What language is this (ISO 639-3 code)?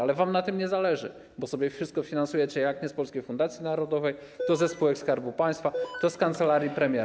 pol